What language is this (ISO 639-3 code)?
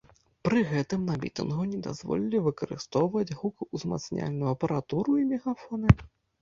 bel